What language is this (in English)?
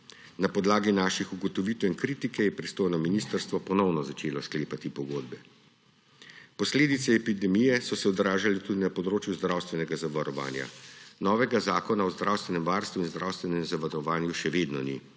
Slovenian